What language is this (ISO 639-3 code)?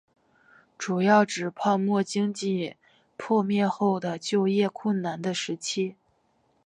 zho